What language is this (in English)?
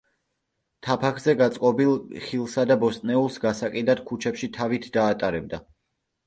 Georgian